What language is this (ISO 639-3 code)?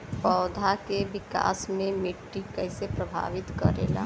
bho